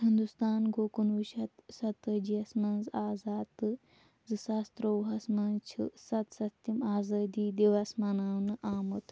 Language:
Kashmiri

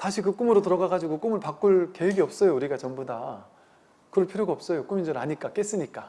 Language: Korean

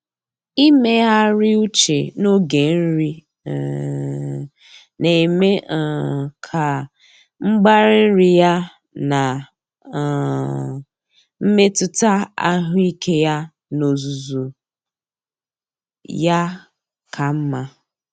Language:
Igbo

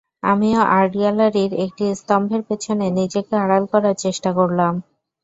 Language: Bangla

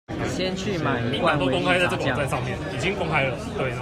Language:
Chinese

